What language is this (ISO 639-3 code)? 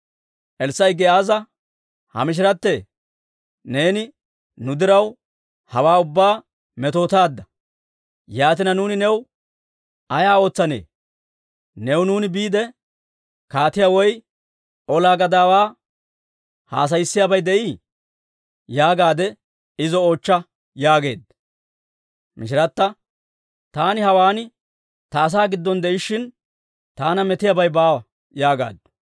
dwr